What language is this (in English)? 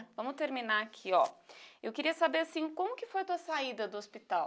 Portuguese